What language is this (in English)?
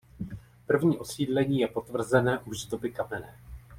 Czech